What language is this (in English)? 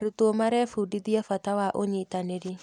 Kikuyu